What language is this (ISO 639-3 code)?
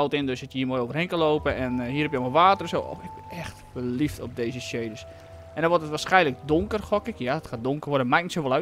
nld